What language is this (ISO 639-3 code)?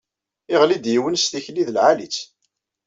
kab